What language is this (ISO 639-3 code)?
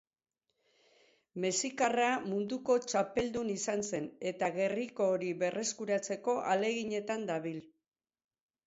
eus